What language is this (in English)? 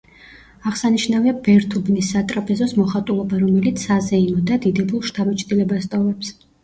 Georgian